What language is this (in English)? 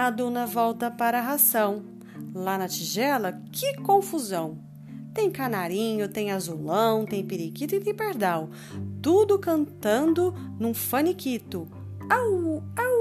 Portuguese